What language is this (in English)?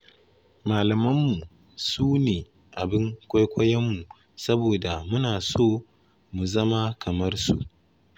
Hausa